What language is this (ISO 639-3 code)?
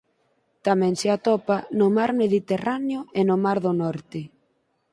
glg